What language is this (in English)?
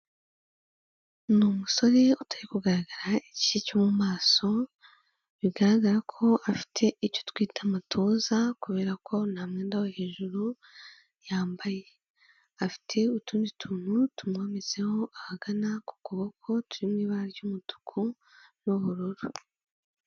Kinyarwanda